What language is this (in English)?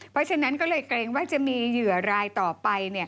Thai